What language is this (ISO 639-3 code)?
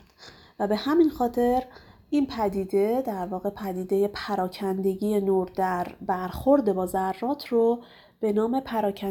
fas